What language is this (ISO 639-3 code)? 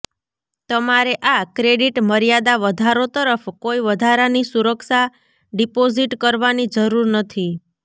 guj